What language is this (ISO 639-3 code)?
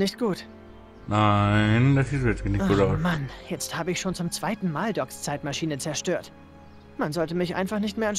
deu